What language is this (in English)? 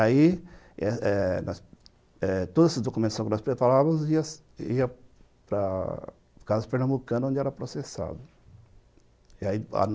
Portuguese